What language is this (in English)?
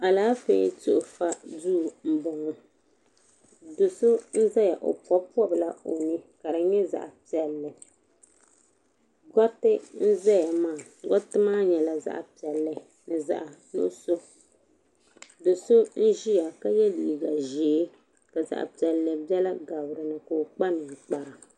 Dagbani